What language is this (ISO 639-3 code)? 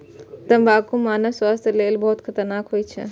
mai